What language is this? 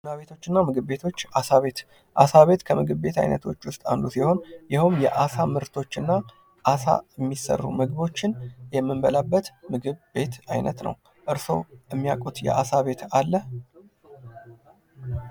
Amharic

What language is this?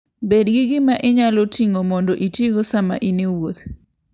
Luo (Kenya and Tanzania)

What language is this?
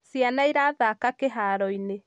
Kikuyu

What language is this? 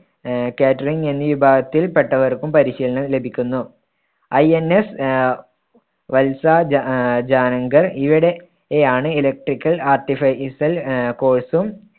Malayalam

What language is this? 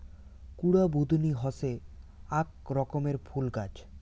Bangla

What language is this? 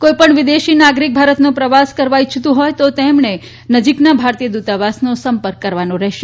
Gujarati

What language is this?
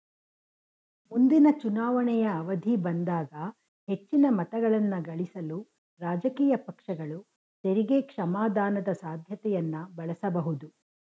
Kannada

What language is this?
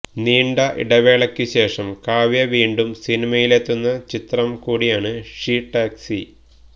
Malayalam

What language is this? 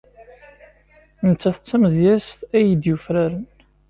Kabyle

